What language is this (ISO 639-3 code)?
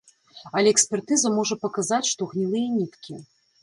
bel